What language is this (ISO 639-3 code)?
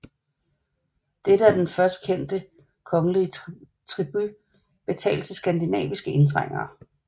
dan